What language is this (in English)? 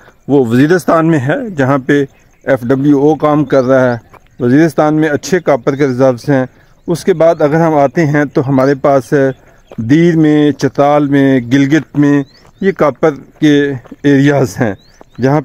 Hindi